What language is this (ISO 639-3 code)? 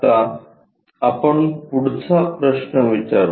mar